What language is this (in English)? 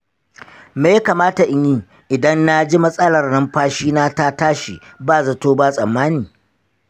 Hausa